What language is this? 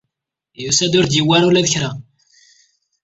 Kabyle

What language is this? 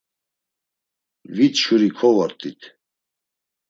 Laz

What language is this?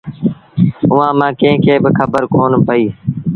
Sindhi Bhil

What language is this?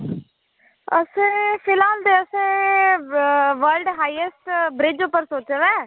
Dogri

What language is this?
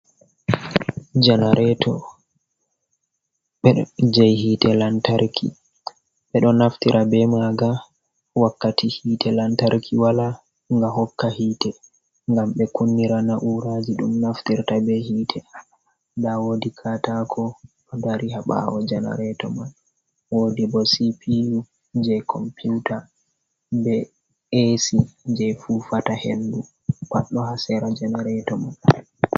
Fula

